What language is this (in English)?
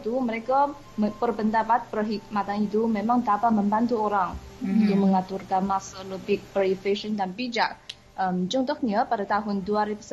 Malay